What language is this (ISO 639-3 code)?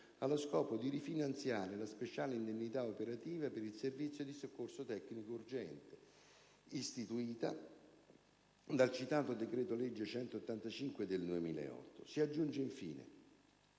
ita